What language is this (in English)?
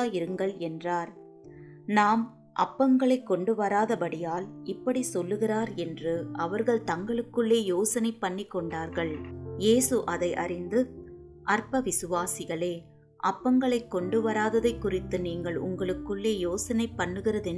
Tamil